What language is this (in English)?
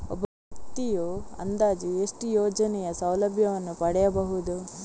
Kannada